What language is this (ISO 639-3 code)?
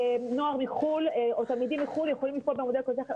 heb